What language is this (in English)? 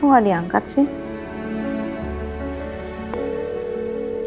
Indonesian